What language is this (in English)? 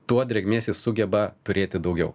Lithuanian